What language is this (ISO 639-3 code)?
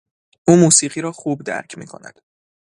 fas